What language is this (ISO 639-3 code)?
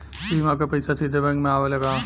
bho